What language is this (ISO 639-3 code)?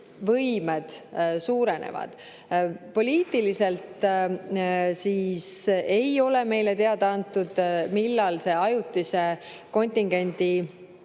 est